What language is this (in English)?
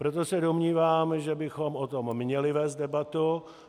Czech